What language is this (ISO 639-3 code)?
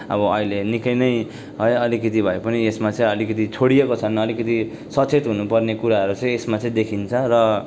nep